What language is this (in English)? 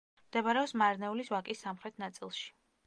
Georgian